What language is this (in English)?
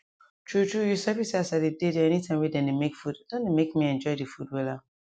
Nigerian Pidgin